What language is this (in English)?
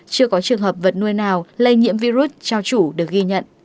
Vietnamese